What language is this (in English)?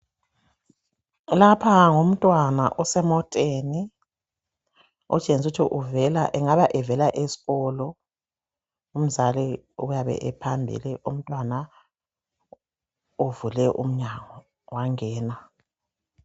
North Ndebele